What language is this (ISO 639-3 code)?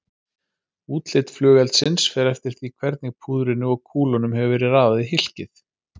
isl